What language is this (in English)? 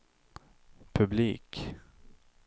Swedish